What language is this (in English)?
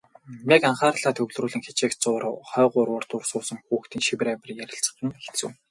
Mongolian